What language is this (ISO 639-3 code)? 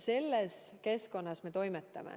est